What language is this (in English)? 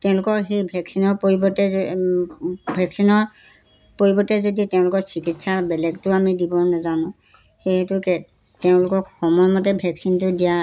Assamese